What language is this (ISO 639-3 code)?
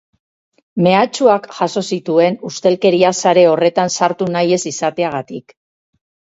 eus